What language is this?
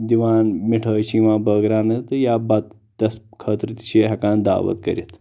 Kashmiri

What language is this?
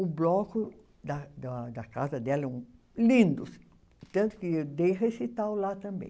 Portuguese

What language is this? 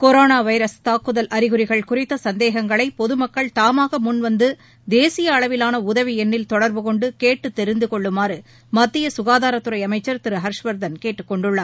Tamil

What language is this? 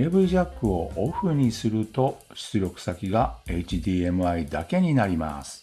Japanese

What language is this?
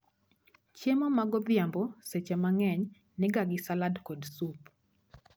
Luo (Kenya and Tanzania)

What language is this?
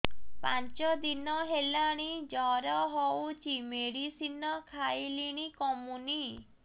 Odia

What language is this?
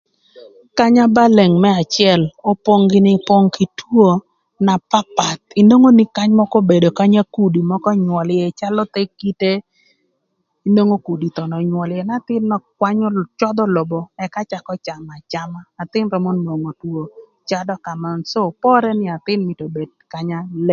Thur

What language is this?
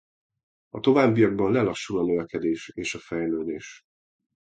Hungarian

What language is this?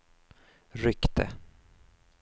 Swedish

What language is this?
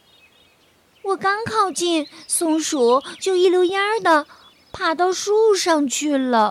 Chinese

